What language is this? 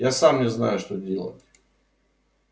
Russian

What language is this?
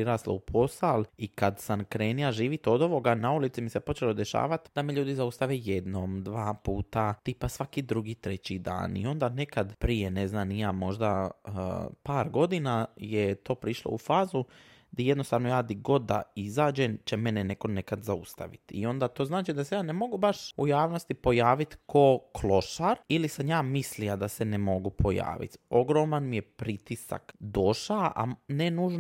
Croatian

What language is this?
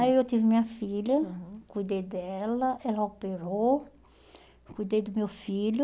Portuguese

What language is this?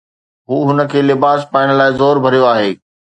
Sindhi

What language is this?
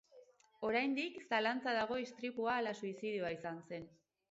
Basque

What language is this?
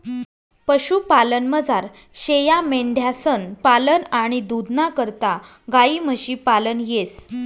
Marathi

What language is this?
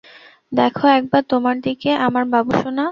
Bangla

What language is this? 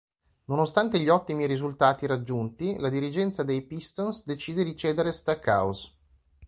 Italian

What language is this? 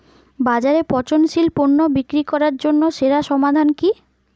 Bangla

